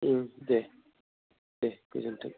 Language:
Bodo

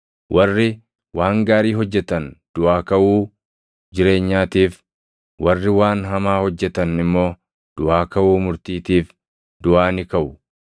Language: Oromo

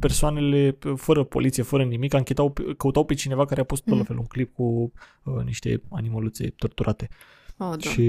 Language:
Romanian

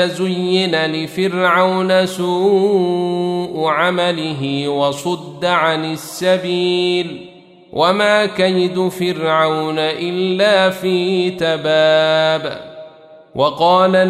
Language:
Arabic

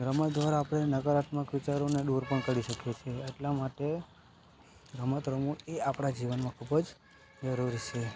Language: Gujarati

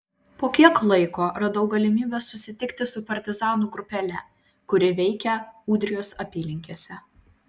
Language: Lithuanian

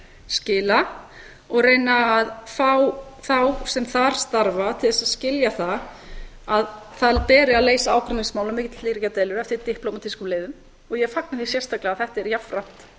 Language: Icelandic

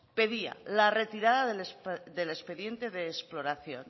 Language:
Spanish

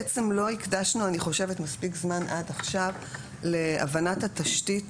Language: Hebrew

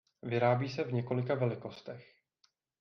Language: Czech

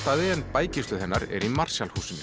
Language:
Icelandic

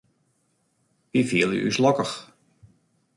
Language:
Western Frisian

